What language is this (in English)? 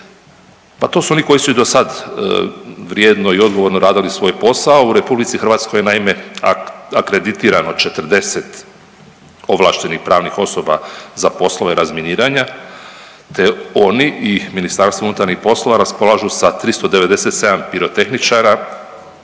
Croatian